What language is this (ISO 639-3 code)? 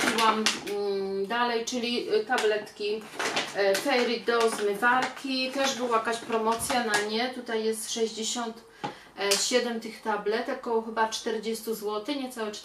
pol